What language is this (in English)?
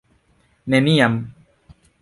Esperanto